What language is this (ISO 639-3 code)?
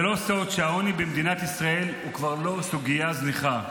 heb